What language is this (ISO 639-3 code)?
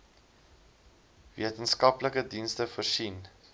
afr